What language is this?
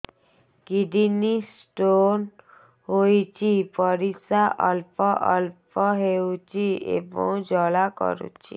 Odia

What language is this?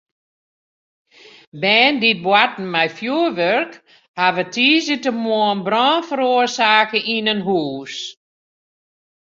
Western Frisian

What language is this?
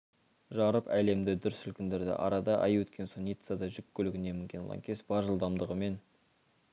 Kazakh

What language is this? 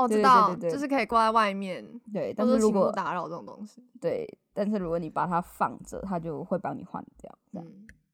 Chinese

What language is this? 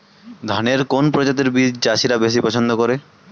Bangla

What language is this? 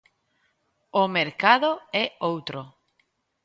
Galician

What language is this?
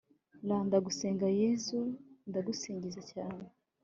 Kinyarwanda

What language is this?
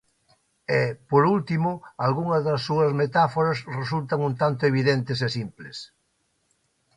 Galician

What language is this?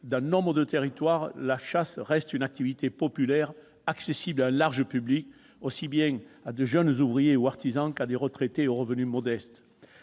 French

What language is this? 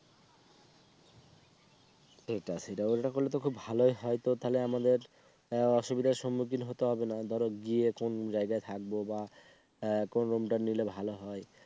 Bangla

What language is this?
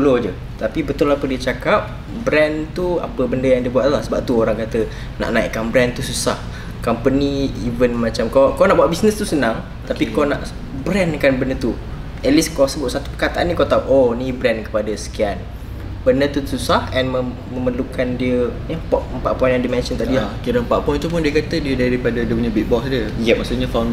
Malay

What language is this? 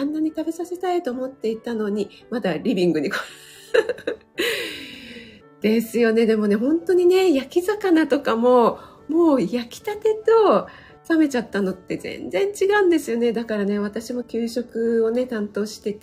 Japanese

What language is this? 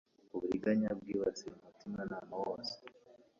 Kinyarwanda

